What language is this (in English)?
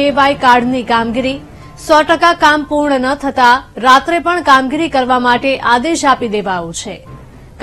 Gujarati